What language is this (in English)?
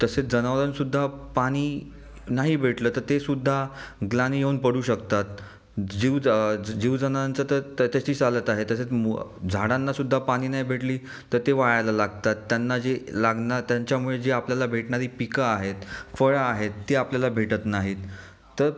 Marathi